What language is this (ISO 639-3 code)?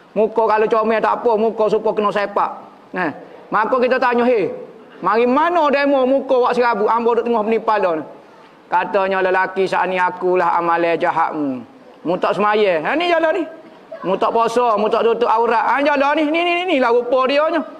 msa